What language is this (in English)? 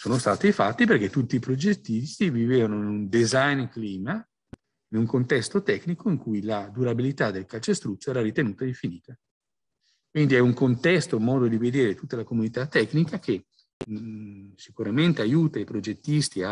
Italian